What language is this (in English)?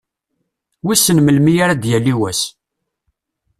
Kabyle